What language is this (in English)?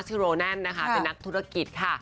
Thai